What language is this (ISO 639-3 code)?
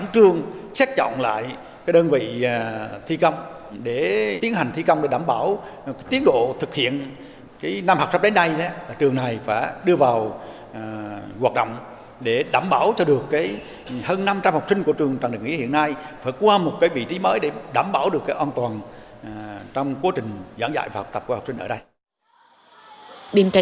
vie